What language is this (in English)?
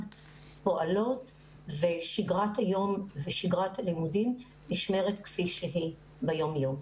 Hebrew